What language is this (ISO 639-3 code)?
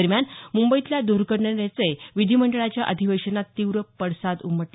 mar